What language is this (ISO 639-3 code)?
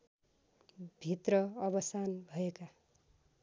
nep